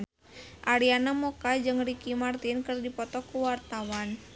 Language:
Sundanese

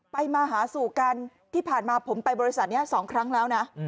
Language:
Thai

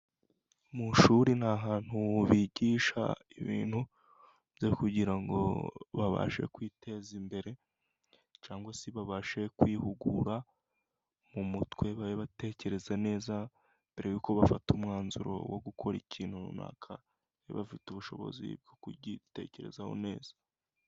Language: Kinyarwanda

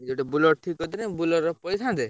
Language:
Odia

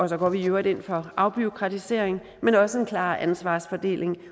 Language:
Danish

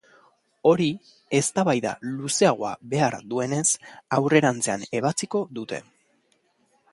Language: Basque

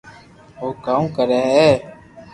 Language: Loarki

